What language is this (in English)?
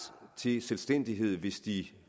Danish